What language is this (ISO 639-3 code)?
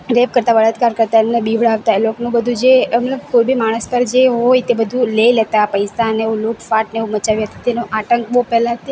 guj